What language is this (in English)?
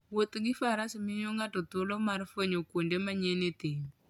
Luo (Kenya and Tanzania)